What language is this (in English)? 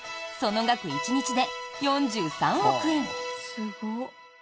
Japanese